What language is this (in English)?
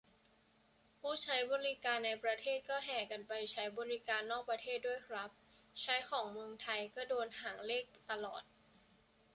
Thai